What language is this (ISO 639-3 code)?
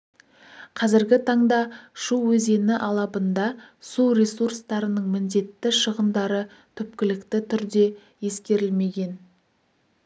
kaz